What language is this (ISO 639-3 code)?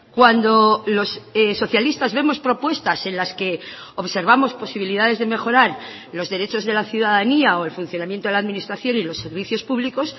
spa